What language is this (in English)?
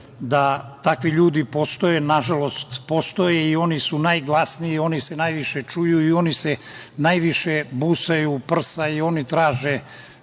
Serbian